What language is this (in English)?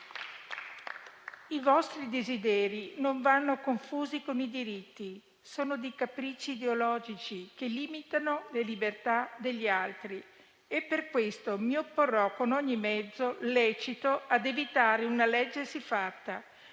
Italian